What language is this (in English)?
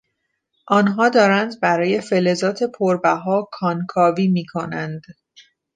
Persian